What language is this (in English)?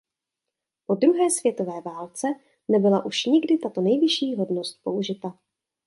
Czech